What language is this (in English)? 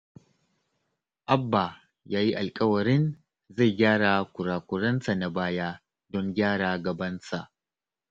Hausa